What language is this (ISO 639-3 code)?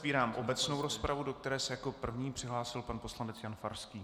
ces